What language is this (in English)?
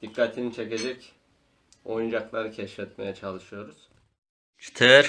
Turkish